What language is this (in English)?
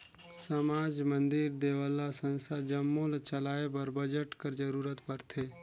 Chhattisgarhi